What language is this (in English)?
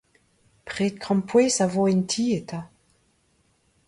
Breton